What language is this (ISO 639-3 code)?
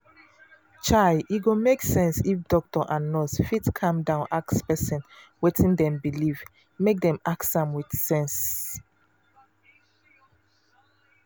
pcm